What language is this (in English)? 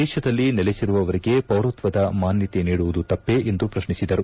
Kannada